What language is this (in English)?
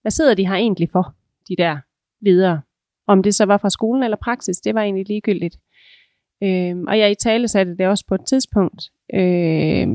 Danish